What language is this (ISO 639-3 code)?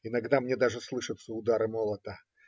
rus